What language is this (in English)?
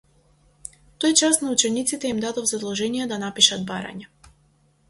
Macedonian